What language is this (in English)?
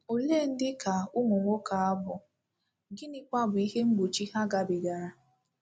Igbo